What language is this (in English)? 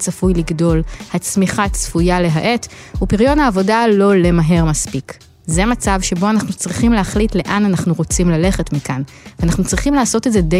Hebrew